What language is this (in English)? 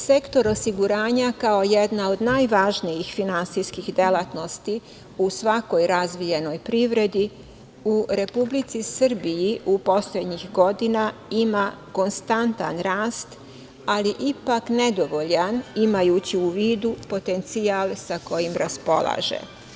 Serbian